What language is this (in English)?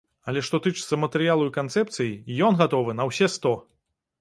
Belarusian